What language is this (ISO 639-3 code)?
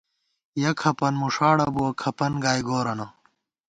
gwt